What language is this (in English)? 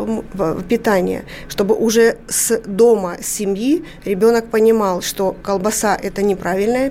Russian